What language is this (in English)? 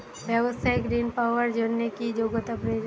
Bangla